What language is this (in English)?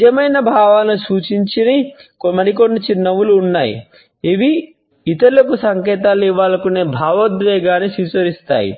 Telugu